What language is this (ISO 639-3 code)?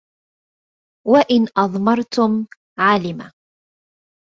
ara